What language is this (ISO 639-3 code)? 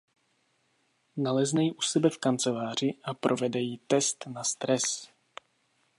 ces